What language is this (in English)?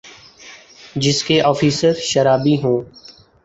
Urdu